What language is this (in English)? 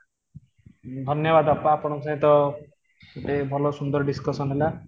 Odia